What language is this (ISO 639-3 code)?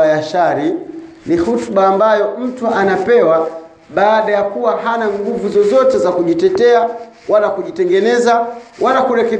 swa